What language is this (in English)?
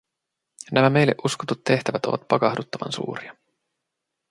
Finnish